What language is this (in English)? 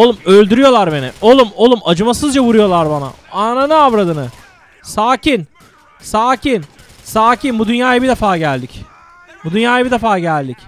Turkish